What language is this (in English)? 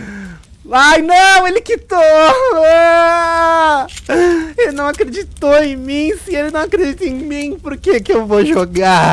Portuguese